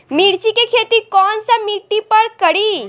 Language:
Bhojpuri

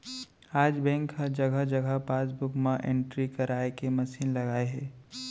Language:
Chhattisgarhi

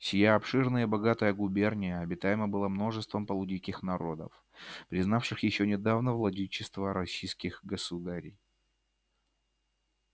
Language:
Russian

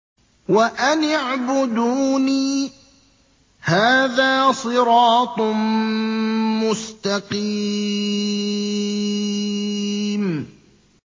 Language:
Arabic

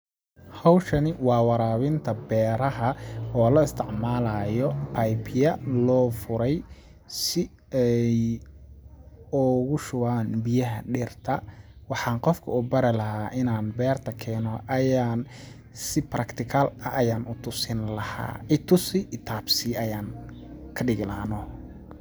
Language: Somali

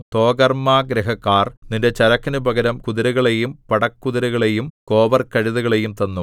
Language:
Malayalam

